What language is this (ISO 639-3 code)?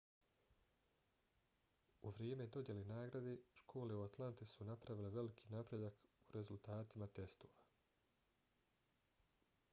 bos